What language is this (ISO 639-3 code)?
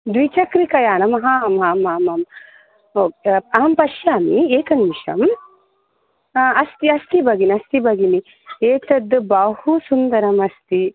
san